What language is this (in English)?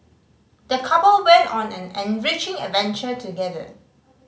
English